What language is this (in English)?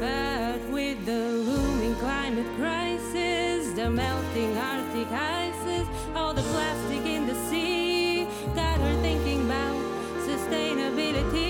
Dutch